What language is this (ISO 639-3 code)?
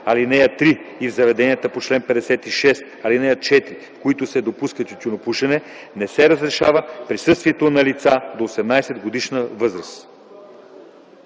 bul